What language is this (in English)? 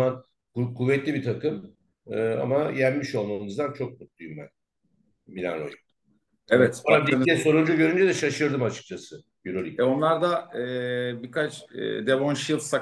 Turkish